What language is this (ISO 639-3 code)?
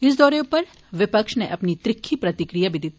doi